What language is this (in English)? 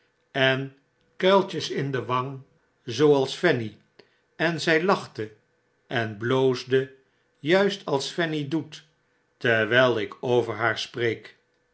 Dutch